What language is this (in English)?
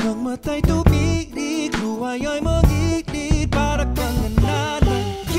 Arabic